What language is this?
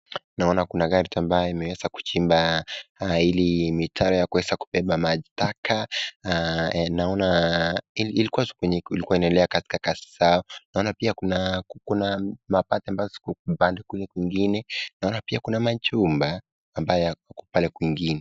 Swahili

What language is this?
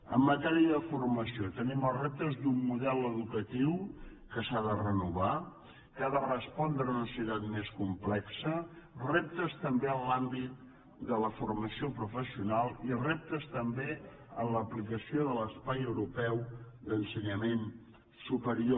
Catalan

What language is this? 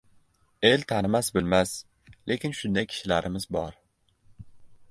Uzbek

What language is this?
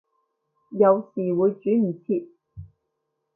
Cantonese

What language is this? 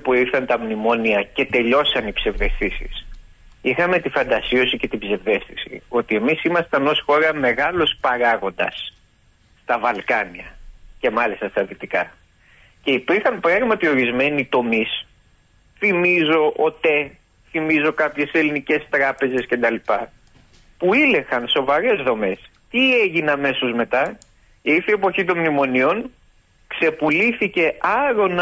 Greek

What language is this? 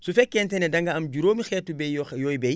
Wolof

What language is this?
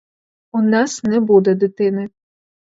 Ukrainian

